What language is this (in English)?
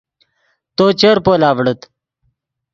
Yidgha